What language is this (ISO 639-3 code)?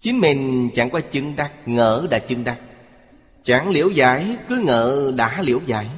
vie